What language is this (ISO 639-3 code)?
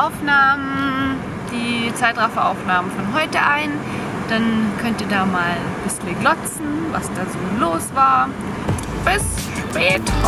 deu